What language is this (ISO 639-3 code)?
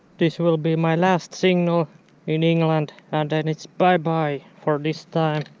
eng